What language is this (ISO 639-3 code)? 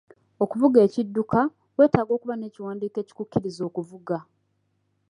lug